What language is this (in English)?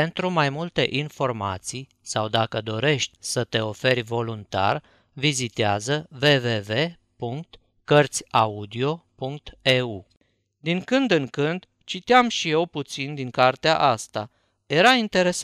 Romanian